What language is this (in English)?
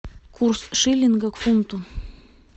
Russian